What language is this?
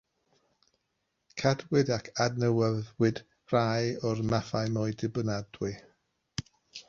Welsh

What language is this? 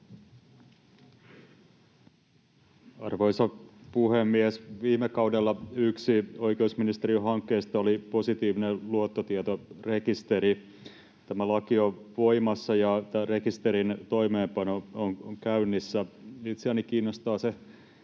Finnish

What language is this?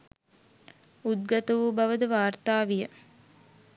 Sinhala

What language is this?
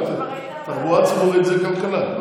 Hebrew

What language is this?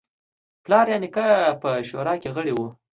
Pashto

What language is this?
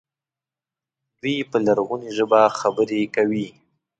Pashto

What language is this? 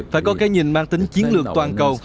Vietnamese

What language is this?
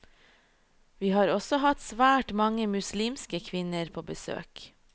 Norwegian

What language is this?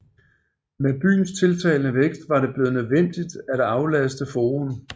Danish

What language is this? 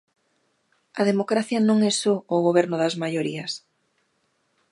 Galician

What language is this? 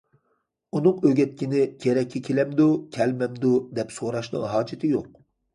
Uyghur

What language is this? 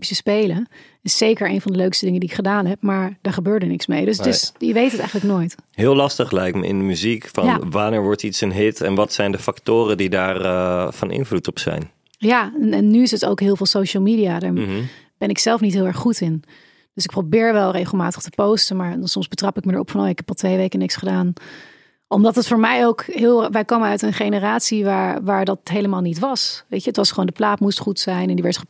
Dutch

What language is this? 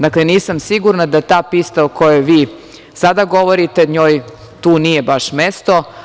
Serbian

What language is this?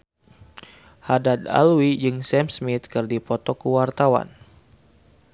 Sundanese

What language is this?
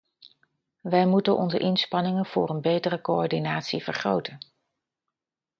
Dutch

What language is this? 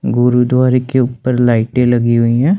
Hindi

